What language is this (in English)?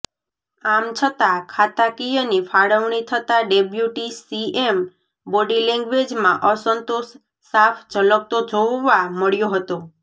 Gujarati